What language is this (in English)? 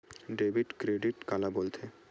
Chhattisgarhi